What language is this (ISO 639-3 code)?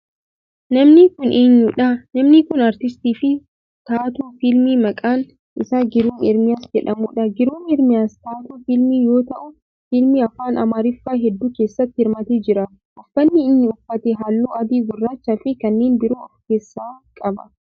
orm